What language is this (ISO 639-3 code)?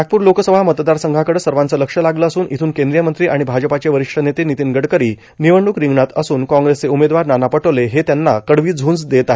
mar